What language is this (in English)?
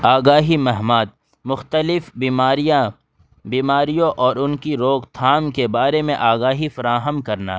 Urdu